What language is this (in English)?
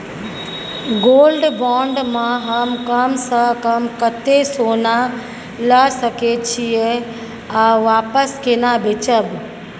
Maithili